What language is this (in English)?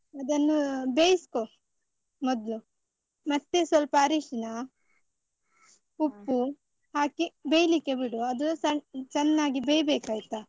Kannada